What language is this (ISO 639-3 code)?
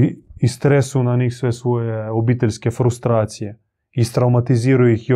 hrv